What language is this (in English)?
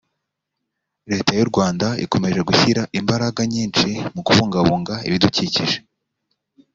Kinyarwanda